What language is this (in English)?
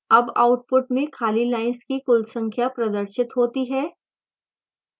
Hindi